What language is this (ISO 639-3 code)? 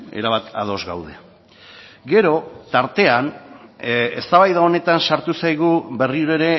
eus